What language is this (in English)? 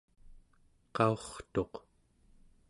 Central Yupik